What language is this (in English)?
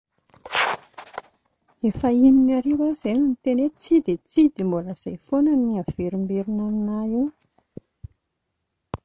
Malagasy